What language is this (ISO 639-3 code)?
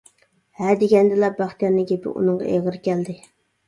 uig